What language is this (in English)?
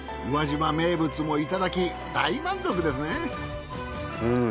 Japanese